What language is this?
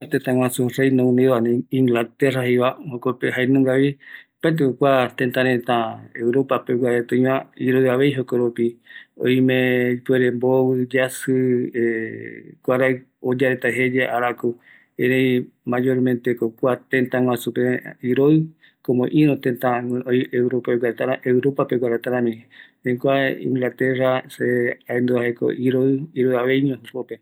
Eastern Bolivian Guaraní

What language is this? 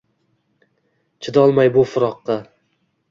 Uzbek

